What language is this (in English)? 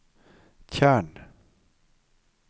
Norwegian